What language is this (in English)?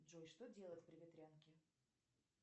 Russian